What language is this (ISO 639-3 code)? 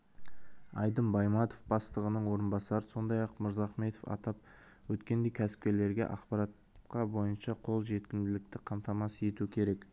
kaz